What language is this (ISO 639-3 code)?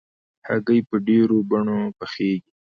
pus